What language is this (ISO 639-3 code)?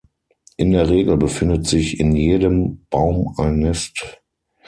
deu